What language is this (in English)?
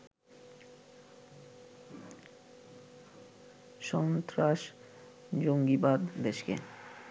Bangla